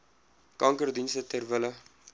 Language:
Afrikaans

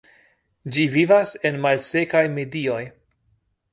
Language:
Esperanto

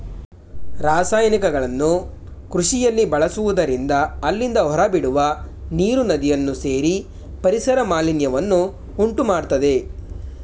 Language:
Kannada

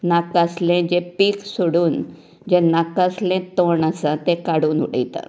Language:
Konkani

